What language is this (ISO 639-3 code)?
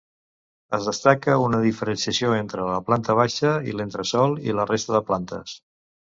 cat